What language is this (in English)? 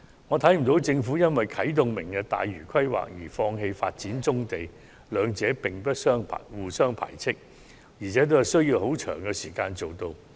Cantonese